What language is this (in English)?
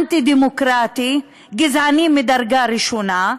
Hebrew